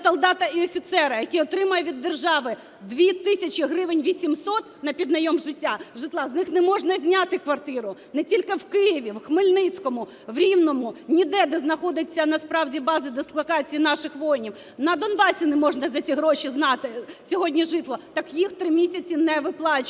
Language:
Ukrainian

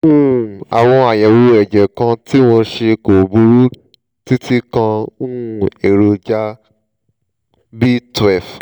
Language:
Yoruba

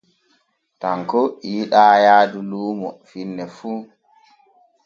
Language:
Borgu Fulfulde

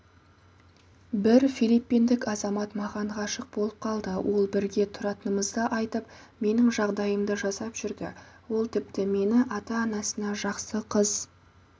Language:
Kazakh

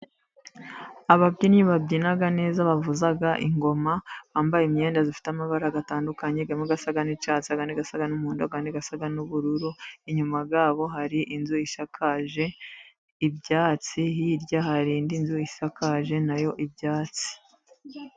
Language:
Kinyarwanda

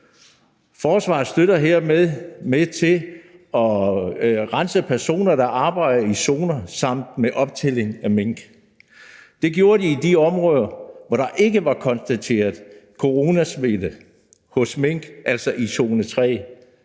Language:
Danish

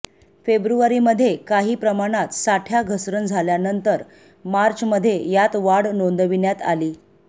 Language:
Marathi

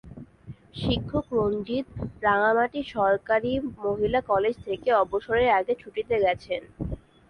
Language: Bangla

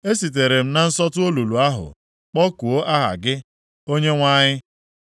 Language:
Igbo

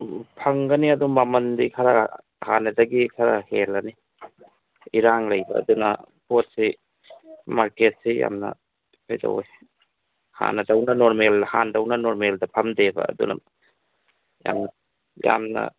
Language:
Manipuri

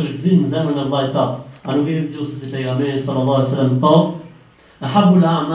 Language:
Turkish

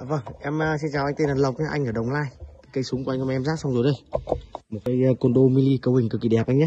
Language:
Vietnamese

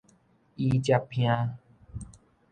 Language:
Min Nan Chinese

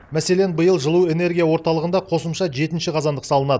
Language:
Kazakh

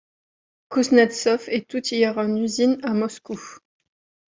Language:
French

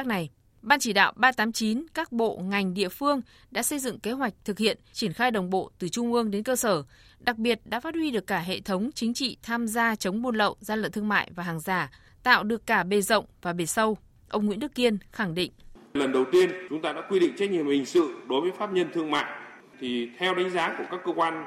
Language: Vietnamese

